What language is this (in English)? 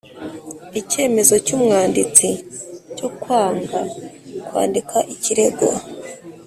Kinyarwanda